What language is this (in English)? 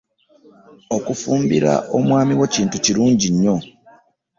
Ganda